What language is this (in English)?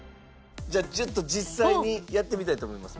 Japanese